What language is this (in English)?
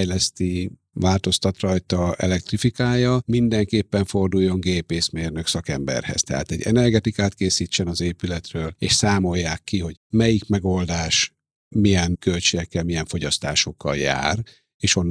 Hungarian